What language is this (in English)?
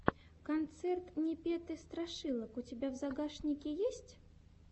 Russian